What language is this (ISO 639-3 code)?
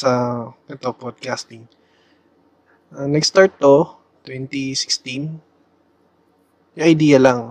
fil